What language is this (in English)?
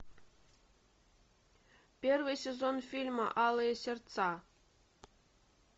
Russian